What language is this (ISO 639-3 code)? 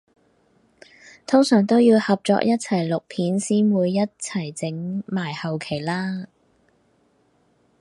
yue